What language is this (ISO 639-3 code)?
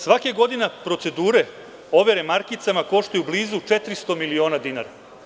srp